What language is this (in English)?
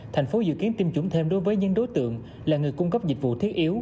Vietnamese